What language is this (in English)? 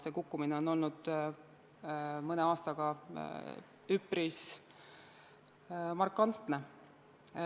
Estonian